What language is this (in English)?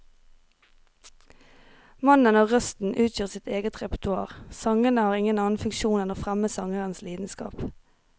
Norwegian